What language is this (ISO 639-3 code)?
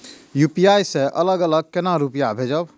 mai